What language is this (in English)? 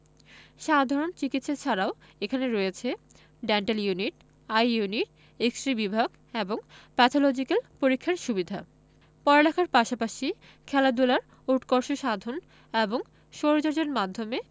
Bangla